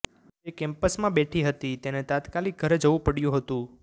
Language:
Gujarati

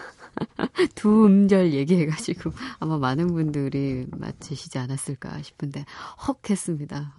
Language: Korean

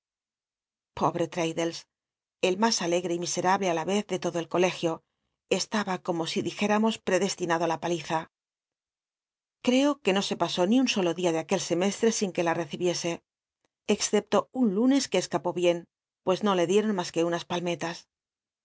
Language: Spanish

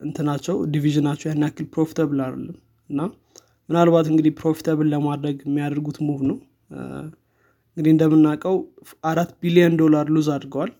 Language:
Amharic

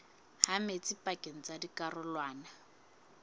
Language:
Southern Sotho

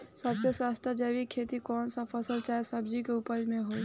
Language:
Bhojpuri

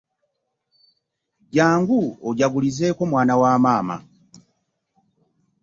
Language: Ganda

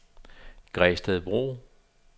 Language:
Danish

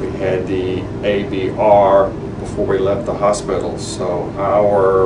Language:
English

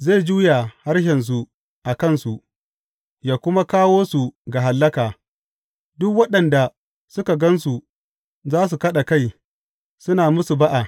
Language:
Hausa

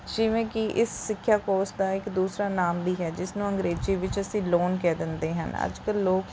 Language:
Punjabi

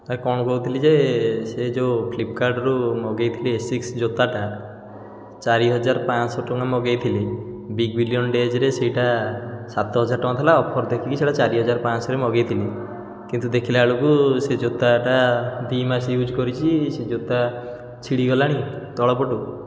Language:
Odia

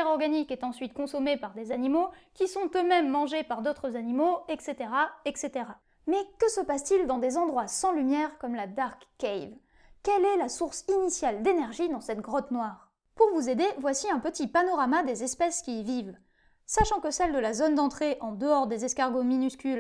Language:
French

